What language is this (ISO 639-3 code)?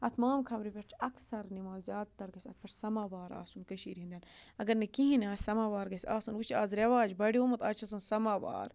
kas